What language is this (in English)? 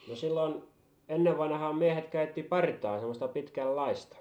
Finnish